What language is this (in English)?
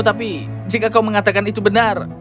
Indonesian